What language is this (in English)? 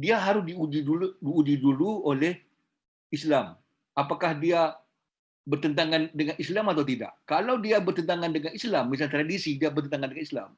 Indonesian